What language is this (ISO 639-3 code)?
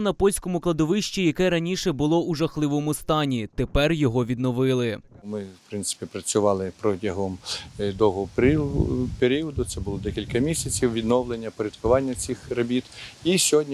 ukr